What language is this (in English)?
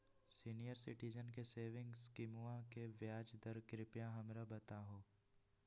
Magahi